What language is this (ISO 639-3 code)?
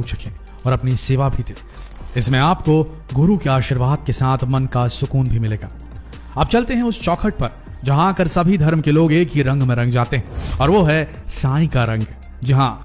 hin